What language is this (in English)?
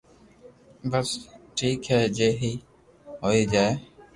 Loarki